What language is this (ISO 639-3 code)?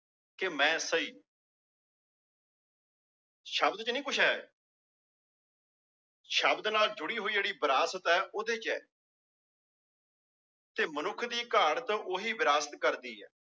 pan